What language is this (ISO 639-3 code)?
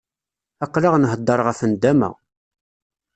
kab